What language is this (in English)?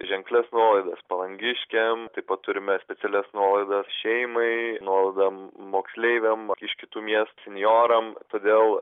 Lithuanian